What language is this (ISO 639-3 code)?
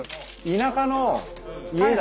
jpn